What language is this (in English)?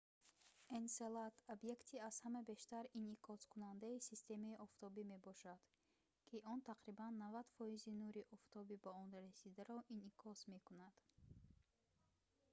Tajik